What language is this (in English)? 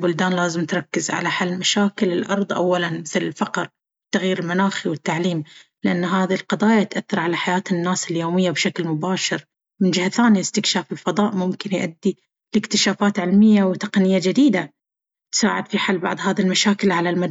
Baharna Arabic